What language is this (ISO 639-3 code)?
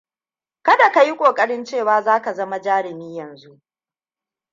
hau